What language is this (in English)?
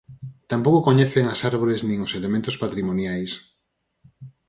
Galician